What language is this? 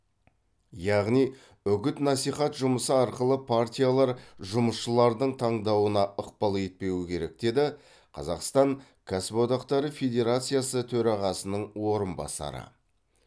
Kazakh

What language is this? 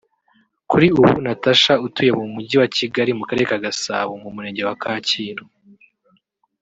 Kinyarwanda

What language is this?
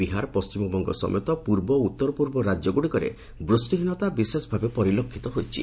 Odia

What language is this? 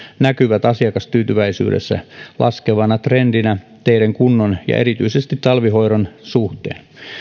Finnish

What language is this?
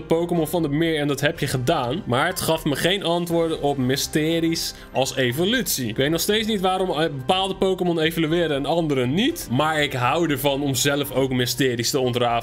Dutch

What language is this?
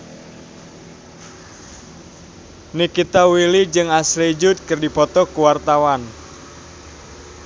Sundanese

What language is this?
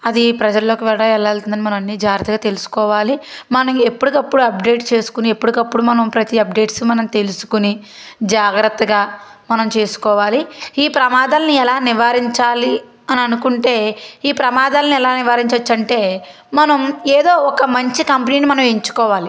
Telugu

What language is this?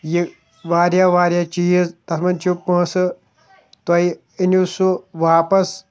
Kashmiri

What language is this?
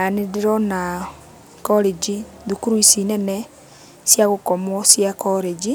Kikuyu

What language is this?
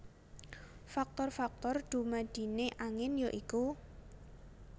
Javanese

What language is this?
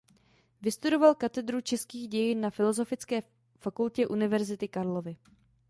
Czech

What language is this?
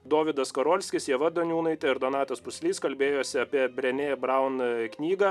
Lithuanian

